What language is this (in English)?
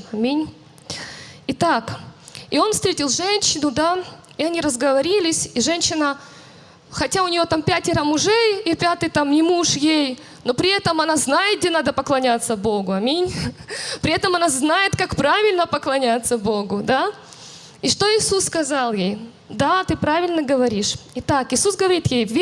Russian